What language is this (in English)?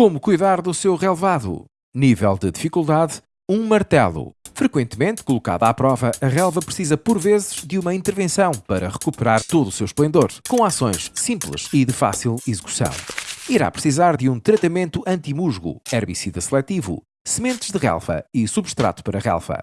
Portuguese